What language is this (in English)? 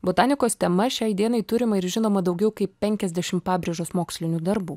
Lithuanian